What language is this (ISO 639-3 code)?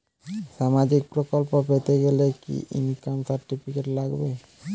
ben